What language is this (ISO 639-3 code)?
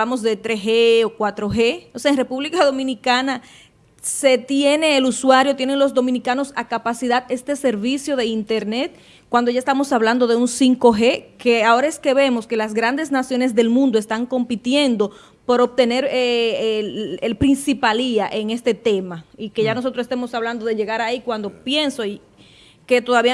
spa